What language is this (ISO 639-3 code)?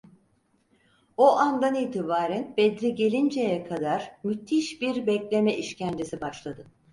tur